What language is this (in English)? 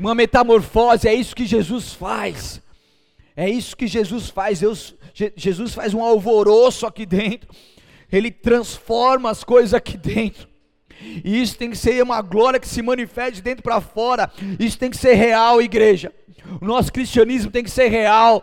Portuguese